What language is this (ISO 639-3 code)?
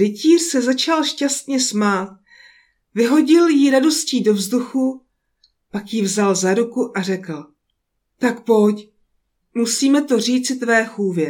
ces